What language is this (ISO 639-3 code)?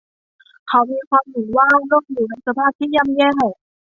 tha